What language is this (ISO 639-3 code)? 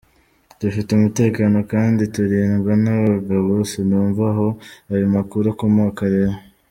kin